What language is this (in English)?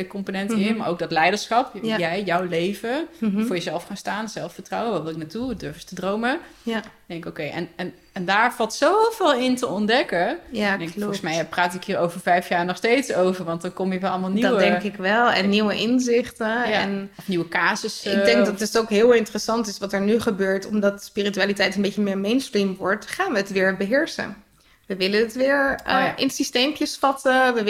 Dutch